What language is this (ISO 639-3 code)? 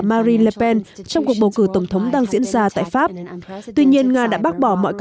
vie